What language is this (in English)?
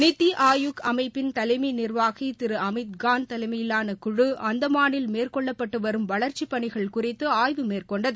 Tamil